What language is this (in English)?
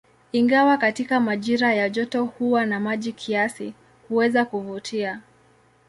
Swahili